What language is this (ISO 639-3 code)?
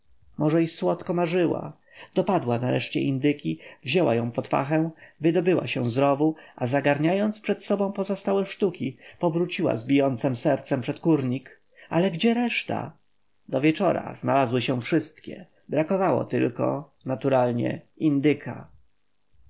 pol